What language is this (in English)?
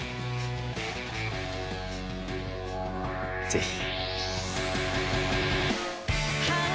Japanese